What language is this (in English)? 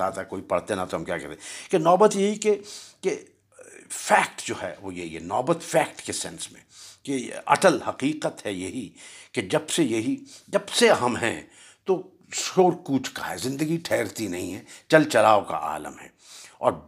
Urdu